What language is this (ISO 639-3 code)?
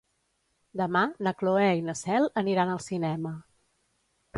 cat